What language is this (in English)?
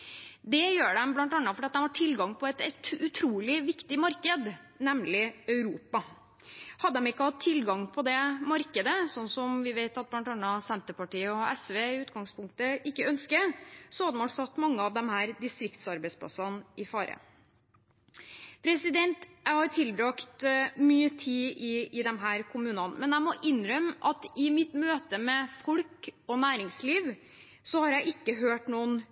Norwegian Bokmål